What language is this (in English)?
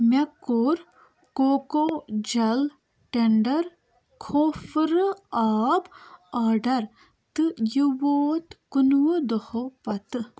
Kashmiri